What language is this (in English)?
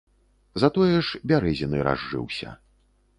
Belarusian